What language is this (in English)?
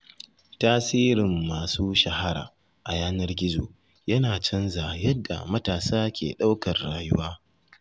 Hausa